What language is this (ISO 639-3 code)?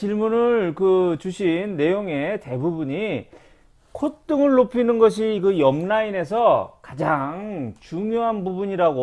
kor